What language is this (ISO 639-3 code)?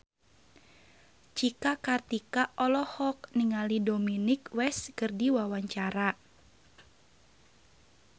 sun